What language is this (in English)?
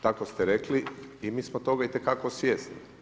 Croatian